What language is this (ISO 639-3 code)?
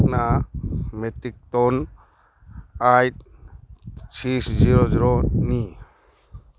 mni